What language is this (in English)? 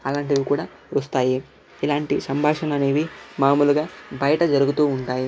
Telugu